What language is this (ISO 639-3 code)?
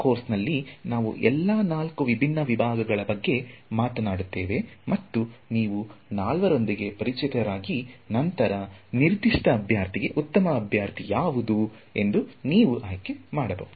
kan